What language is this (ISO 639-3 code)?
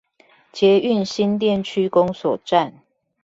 zho